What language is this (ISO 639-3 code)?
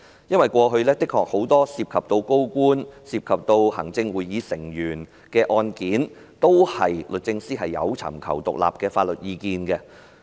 yue